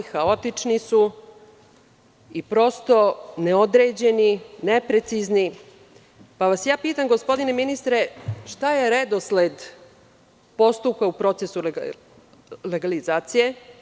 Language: Serbian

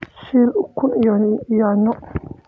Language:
Somali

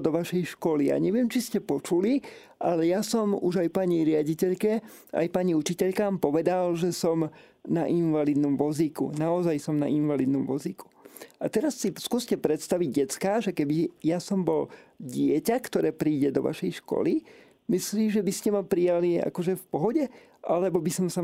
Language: Slovak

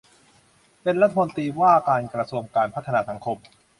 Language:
Thai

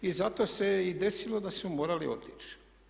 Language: Croatian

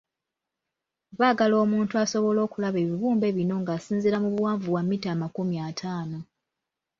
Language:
Ganda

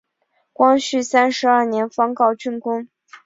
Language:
Chinese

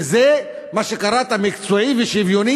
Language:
Hebrew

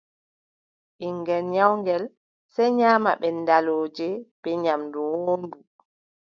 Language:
Adamawa Fulfulde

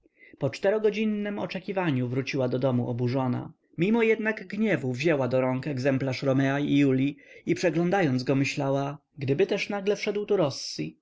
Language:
Polish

